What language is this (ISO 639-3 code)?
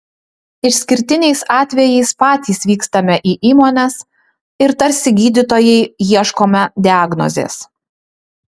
lit